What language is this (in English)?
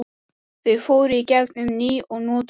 Icelandic